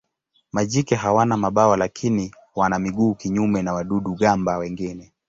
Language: Swahili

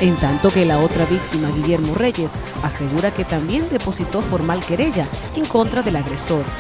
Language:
Spanish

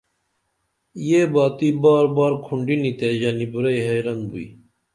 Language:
Dameli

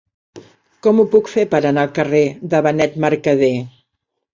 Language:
Catalan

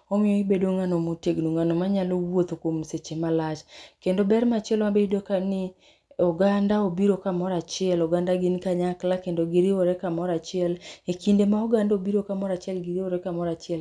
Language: Luo (Kenya and Tanzania)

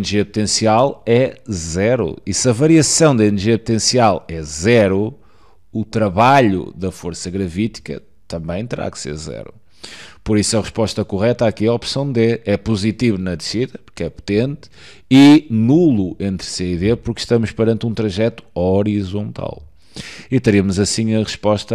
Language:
Portuguese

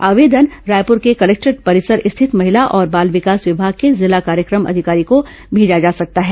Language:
Hindi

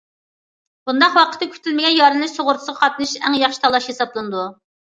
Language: Uyghur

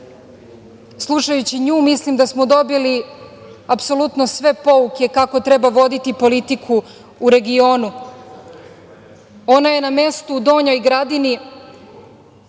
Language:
Serbian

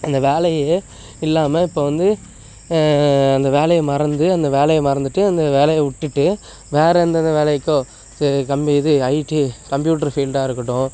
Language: Tamil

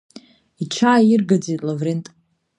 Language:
Abkhazian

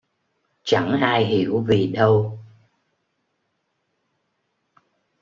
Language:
Vietnamese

